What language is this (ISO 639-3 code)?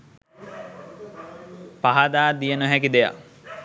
sin